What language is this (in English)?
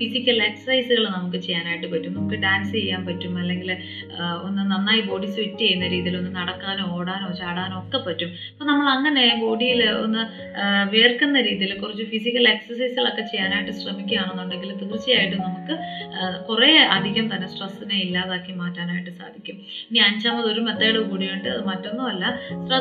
Malayalam